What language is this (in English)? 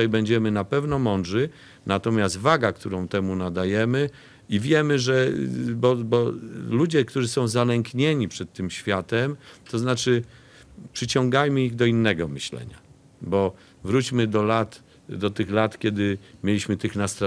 Polish